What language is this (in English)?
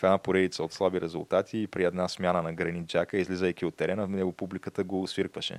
Bulgarian